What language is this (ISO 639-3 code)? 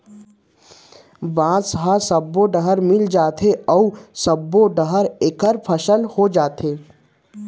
hne